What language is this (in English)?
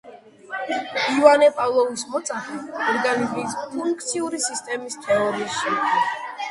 Georgian